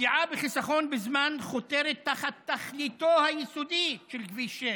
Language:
Hebrew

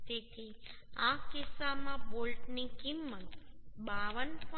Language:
Gujarati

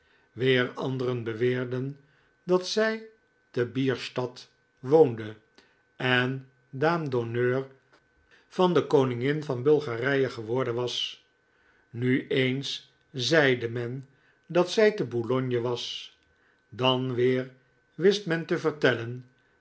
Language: Dutch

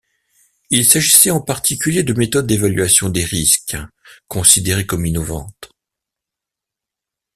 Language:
French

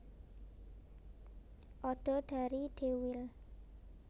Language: Javanese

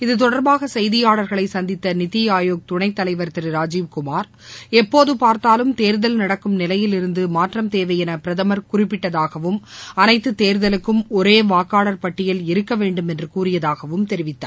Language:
Tamil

